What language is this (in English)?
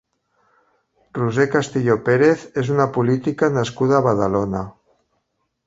Catalan